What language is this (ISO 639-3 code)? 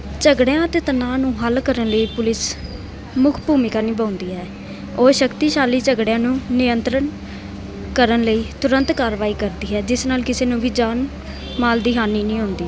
pan